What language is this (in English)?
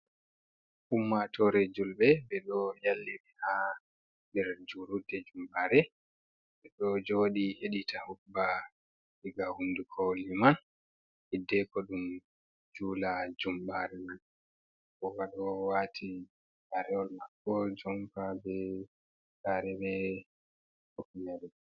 Fula